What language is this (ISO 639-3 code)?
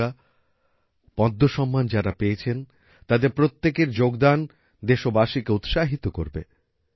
ben